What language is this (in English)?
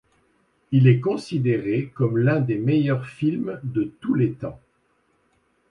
French